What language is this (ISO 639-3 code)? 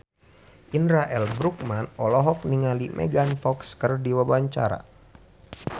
sun